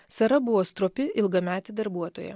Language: Lithuanian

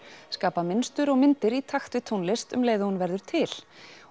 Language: Icelandic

